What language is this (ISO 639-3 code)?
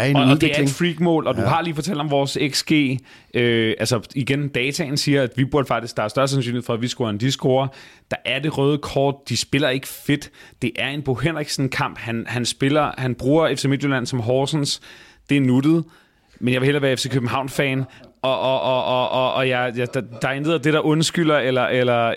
dan